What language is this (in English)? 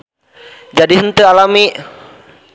Sundanese